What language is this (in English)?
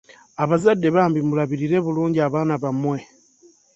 Ganda